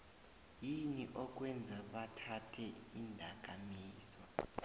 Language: South Ndebele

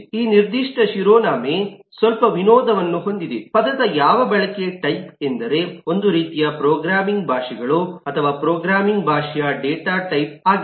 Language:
Kannada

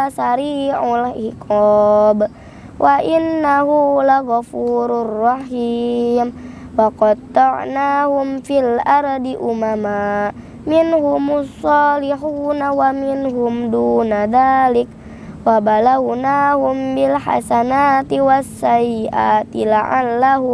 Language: Indonesian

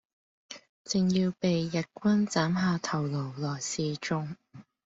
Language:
Cantonese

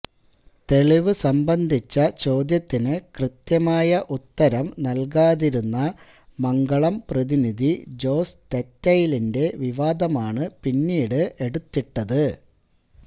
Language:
Malayalam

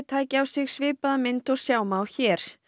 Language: Icelandic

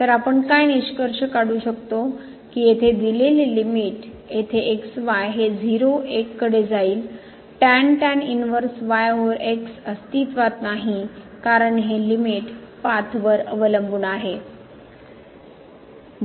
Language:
Marathi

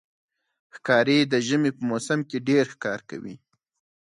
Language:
Pashto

